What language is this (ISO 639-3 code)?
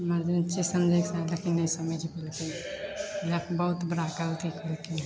mai